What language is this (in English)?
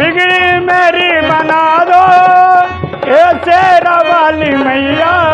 Hindi